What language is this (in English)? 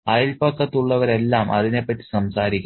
Malayalam